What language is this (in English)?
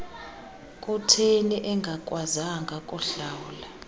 Xhosa